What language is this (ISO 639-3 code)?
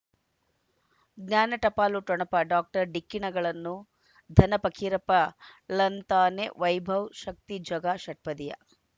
kan